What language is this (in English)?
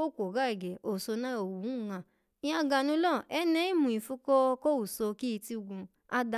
Alago